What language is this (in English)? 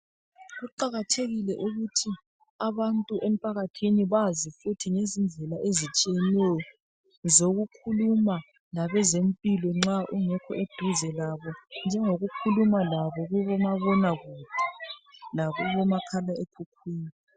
North Ndebele